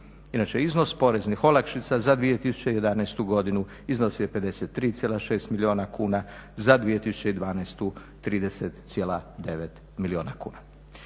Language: Croatian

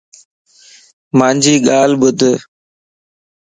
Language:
Lasi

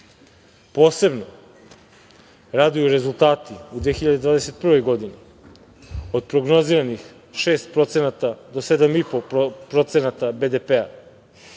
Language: Serbian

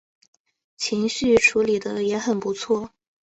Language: Chinese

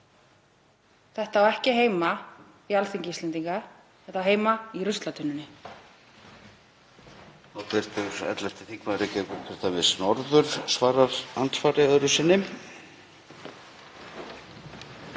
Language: Icelandic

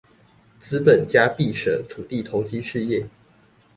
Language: Chinese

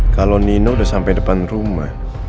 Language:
Indonesian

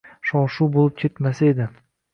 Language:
Uzbek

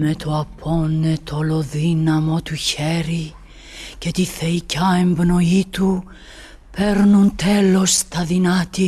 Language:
Greek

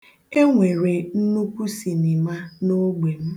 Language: Igbo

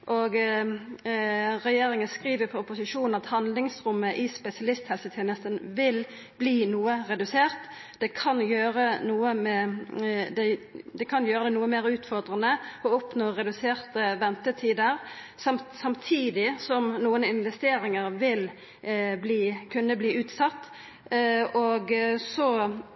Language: Norwegian Nynorsk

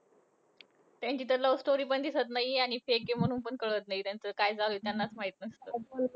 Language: Marathi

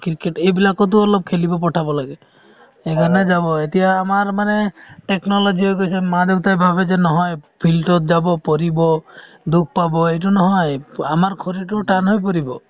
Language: Assamese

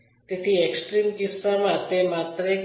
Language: Gujarati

